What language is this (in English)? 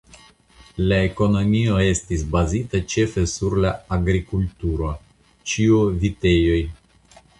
Esperanto